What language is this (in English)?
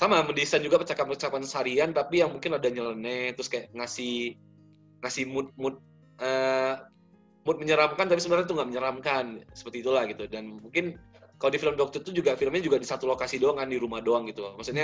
Indonesian